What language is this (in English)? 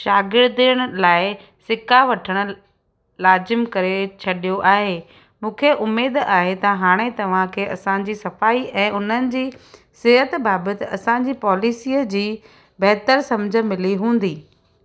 Sindhi